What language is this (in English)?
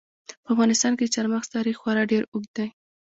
Pashto